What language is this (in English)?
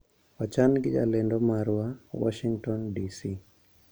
Luo (Kenya and Tanzania)